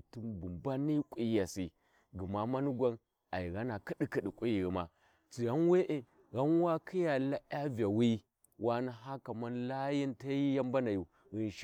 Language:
Warji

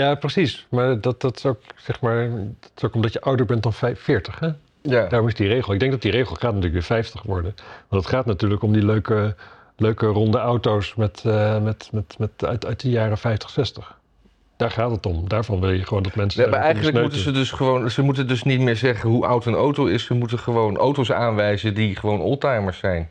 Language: Dutch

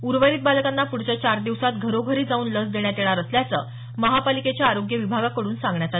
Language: Marathi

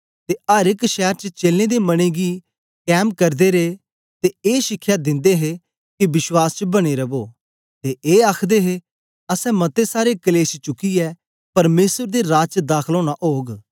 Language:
Dogri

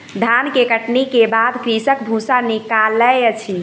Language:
Maithili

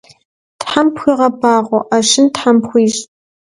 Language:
Kabardian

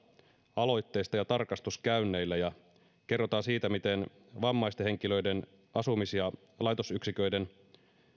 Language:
Finnish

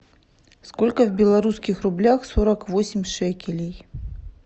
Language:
Russian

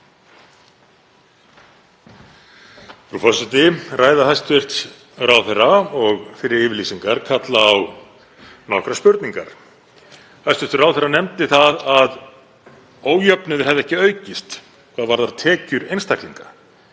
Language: Icelandic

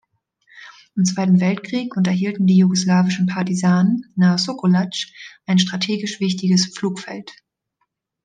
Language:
German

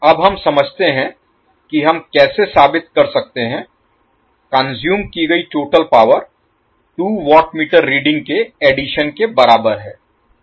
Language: Hindi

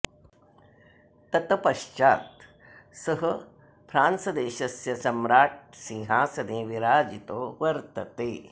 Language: Sanskrit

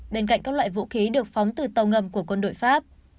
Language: Vietnamese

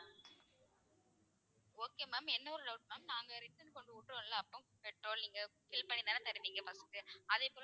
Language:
Tamil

